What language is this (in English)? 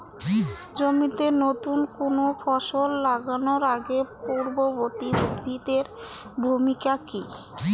Bangla